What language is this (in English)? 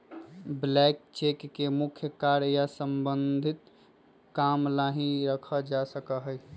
Magahi